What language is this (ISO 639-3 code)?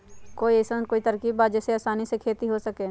mag